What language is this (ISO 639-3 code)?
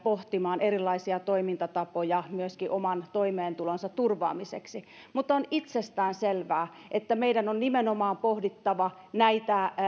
fin